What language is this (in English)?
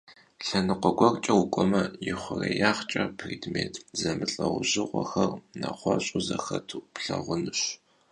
Kabardian